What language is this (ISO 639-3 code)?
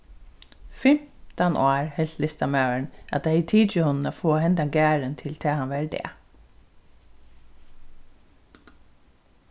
fao